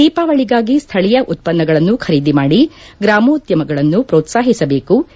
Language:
Kannada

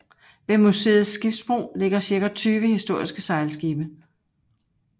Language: Danish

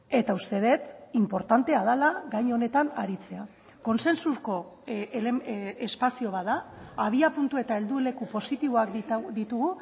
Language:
Basque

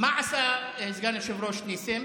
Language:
Hebrew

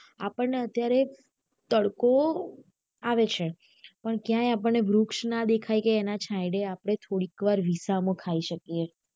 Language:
Gujarati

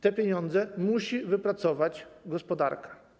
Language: Polish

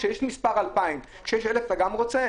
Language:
Hebrew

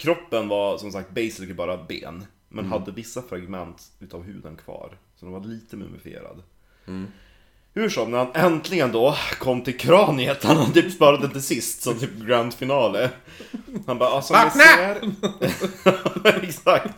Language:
Swedish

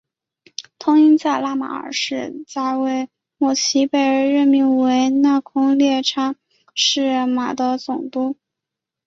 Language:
Chinese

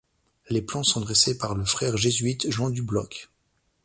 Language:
French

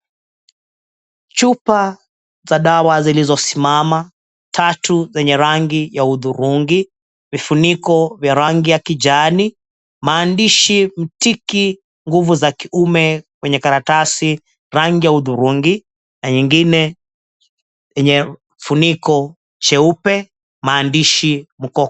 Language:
Swahili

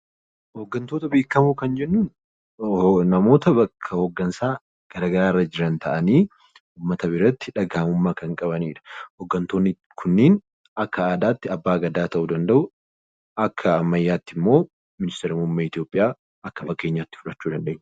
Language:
Oromo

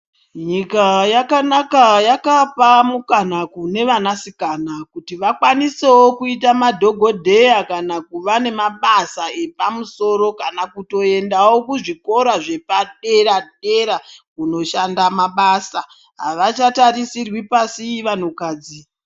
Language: Ndau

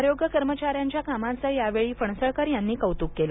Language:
Marathi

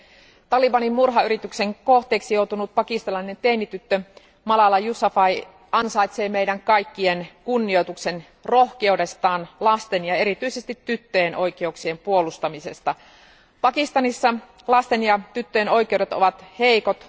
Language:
Finnish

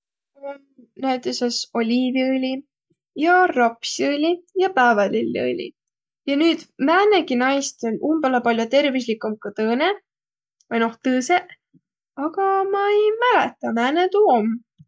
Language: Võro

